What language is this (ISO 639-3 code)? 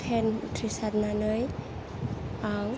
brx